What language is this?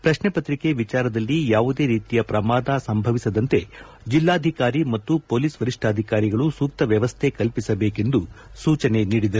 Kannada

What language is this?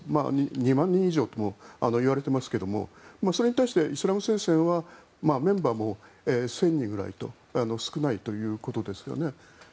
Japanese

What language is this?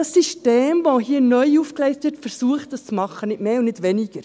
Swiss German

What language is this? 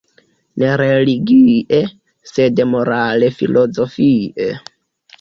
Esperanto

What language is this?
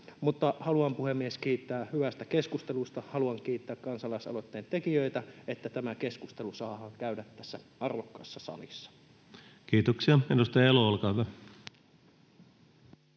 Finnish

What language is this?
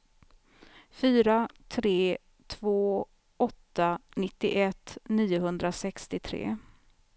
Swedish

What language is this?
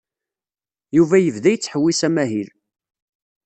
Kabyle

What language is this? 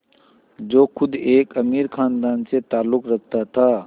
Hindi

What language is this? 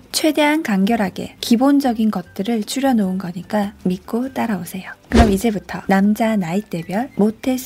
Korean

